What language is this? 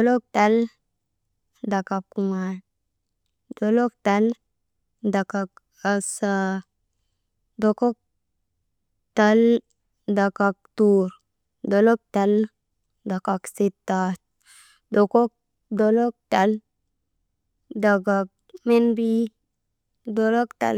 Maba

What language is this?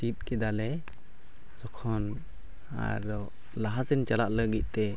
Santali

